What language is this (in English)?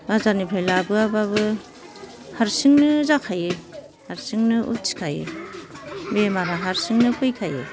Bodo